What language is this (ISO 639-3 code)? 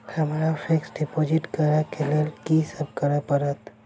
mai